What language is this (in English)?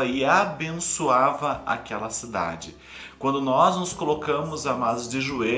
Portuguese